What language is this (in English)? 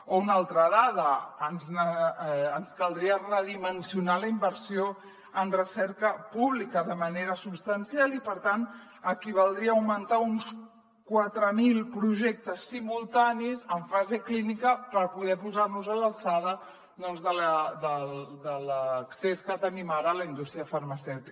Catalan